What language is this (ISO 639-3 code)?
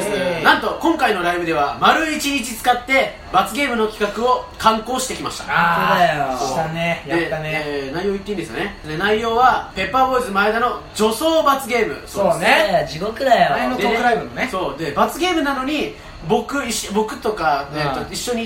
jpn